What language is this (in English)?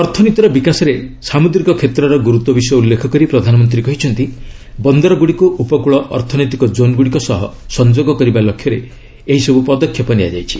Odia